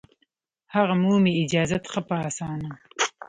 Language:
Pashto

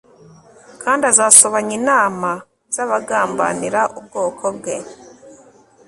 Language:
Kinyarwanda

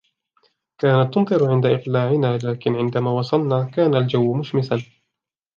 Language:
Arabic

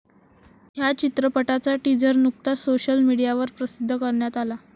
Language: Marathi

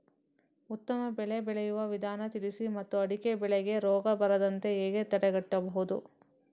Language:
Kannada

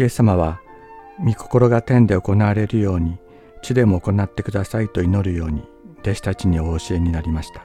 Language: Japanese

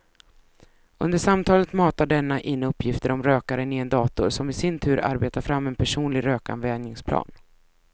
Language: Swedish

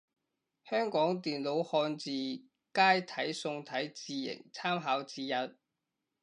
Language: Cantonese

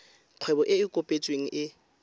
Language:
Tswana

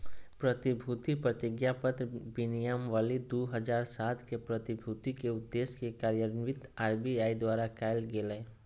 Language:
Magahi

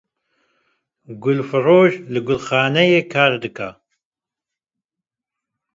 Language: Kurdish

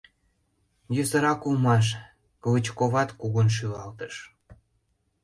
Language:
Mari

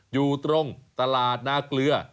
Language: Thai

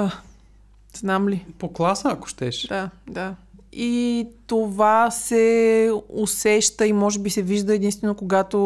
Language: Bulgarian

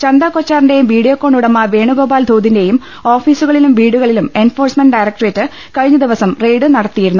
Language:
Malayalam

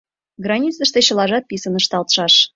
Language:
Mari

